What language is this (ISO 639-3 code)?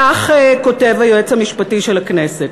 heb